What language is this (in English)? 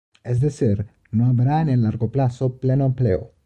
Spanish